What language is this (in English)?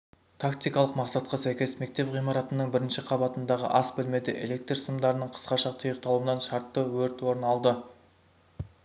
Kazakh